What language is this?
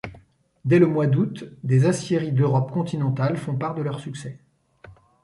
French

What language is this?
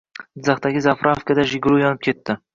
Uzbek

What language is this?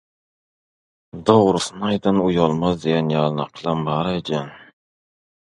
Turkmen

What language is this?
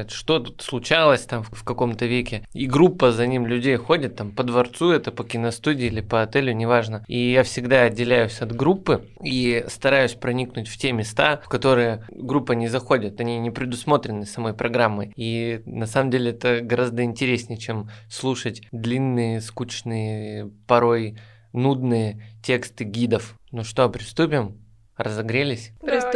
Russian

